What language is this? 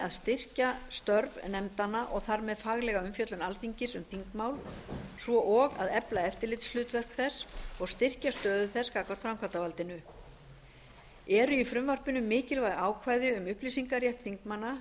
Icelandic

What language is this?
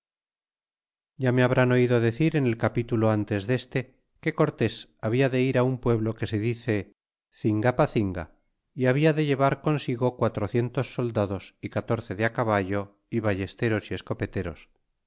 Spanish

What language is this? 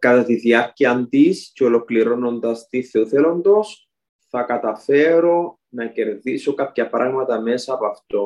Greek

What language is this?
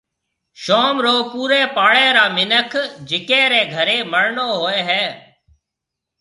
Marwari (Pakistan)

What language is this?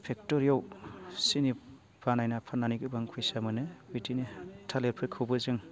Bodo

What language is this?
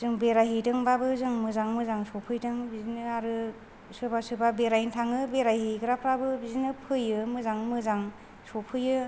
Bodo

